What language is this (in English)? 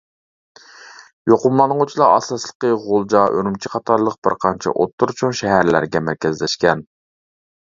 Uyghur